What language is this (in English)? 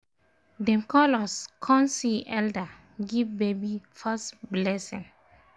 Nigerian Pidgin